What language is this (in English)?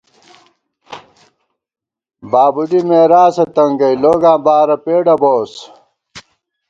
Gawar-Bati